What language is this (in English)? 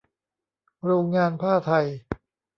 Thai